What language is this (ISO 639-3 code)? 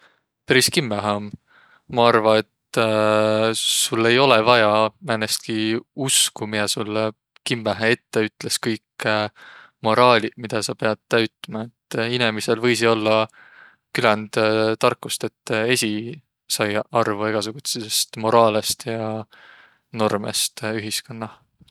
vro